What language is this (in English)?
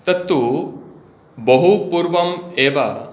Sanskrit